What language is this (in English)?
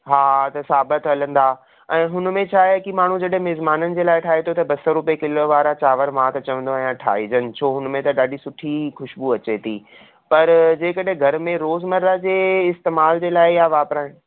Sindhi